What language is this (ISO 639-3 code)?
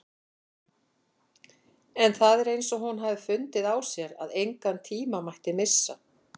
isl